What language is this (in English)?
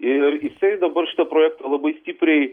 Lithuanian